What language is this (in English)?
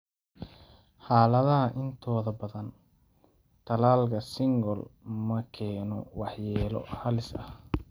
Somali